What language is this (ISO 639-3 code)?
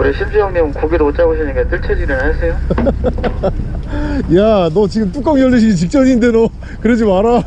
kor